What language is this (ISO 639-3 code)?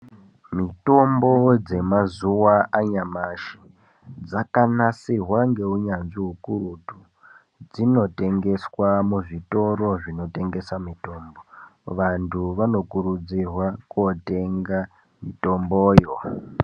ndc